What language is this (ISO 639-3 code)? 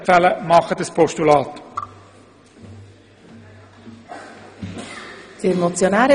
gsw